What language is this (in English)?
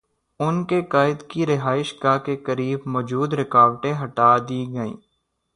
Urdu